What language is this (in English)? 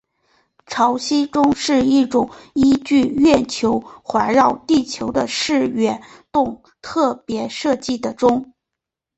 Chinese